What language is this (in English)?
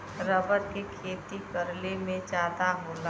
Bhojpuri